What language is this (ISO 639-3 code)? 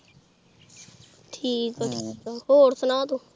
pan